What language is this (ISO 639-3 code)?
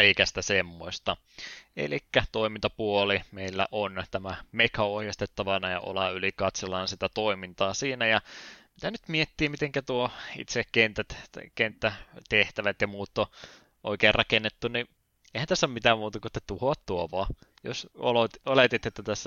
fin